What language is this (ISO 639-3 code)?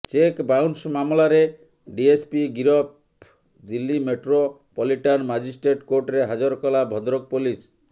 ori